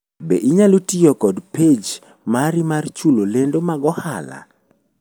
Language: Luo (Kenya and Tanzania)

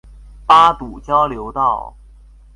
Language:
Chinese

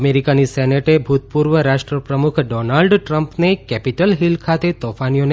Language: Gujarati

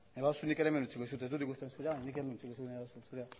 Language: Basque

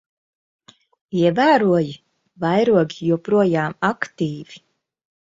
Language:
Latvian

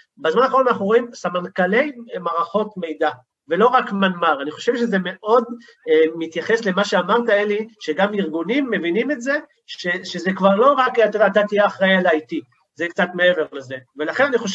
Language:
Hebrew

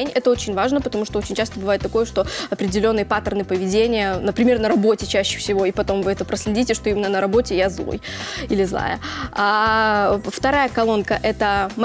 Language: Russian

